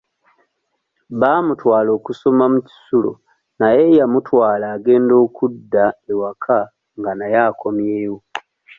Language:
Ganda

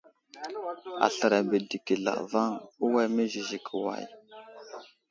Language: Wuzlam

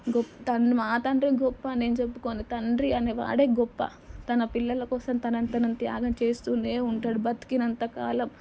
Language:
Telugu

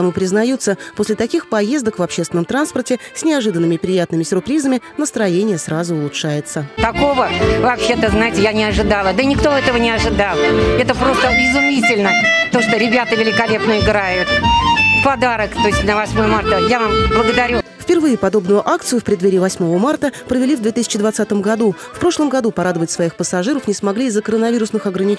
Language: Russian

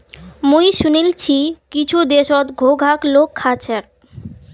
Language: Magahi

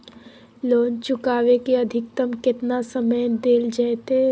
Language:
Magahi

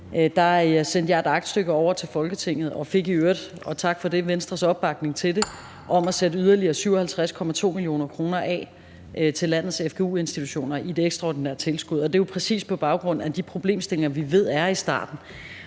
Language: Danish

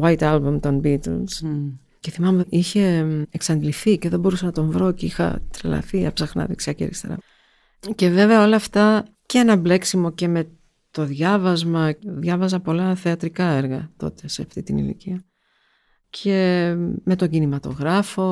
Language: Greek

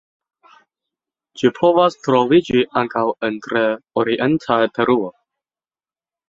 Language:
Esperanto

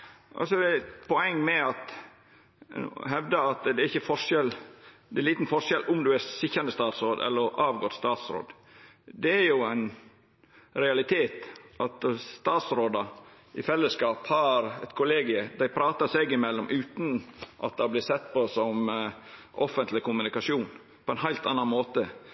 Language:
Norwegian Nynorsk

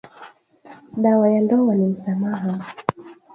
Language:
Swahili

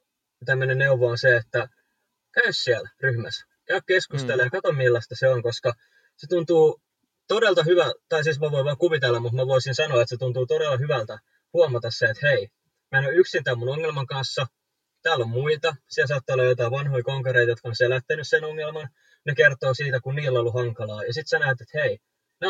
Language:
Finnish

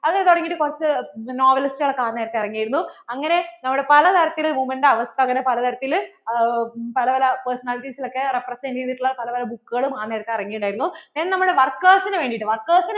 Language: Malayalam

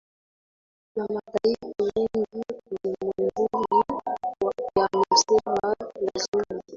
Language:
Swahili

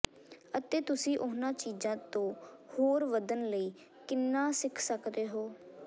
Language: Punjabi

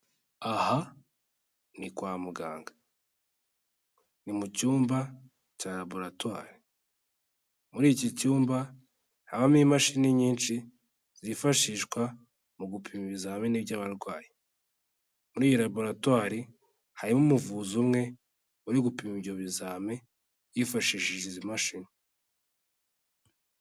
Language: Kinyarwanda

